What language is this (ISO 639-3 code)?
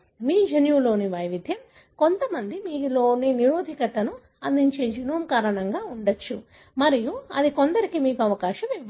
tel